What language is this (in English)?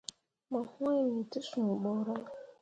Mundang